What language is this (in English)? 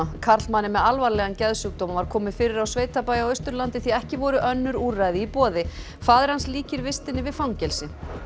Icelandic